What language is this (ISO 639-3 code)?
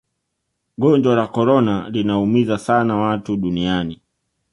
swa